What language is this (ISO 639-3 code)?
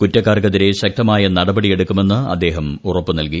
mal